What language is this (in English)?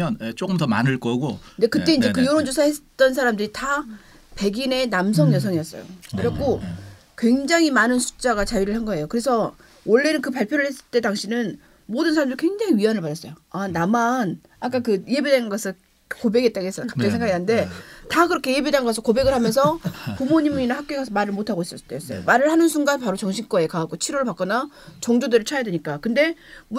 Korean